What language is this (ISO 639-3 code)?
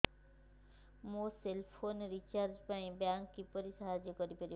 ori